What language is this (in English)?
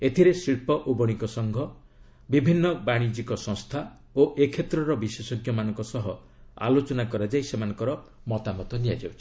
Odia